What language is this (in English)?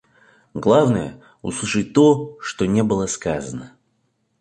Russian